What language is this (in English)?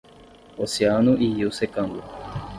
Portuguese